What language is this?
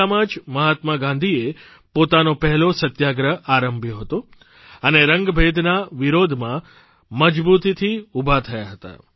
Gujarati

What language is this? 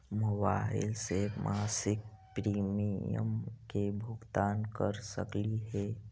Magahi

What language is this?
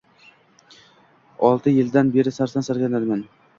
Uzbek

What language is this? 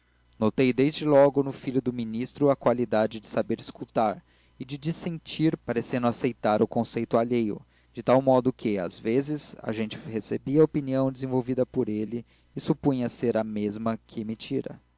Portuguese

